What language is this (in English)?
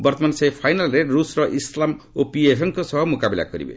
Odia